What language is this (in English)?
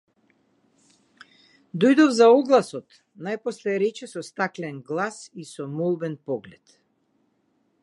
Macedonian